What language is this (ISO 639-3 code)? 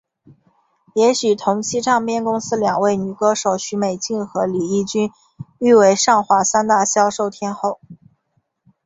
zho